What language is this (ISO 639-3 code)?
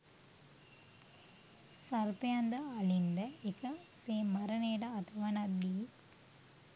sin